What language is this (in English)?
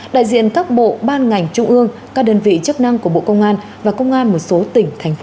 Vietnamese